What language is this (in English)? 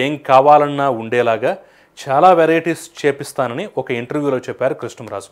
Romanian